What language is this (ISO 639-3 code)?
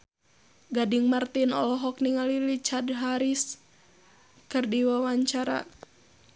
sun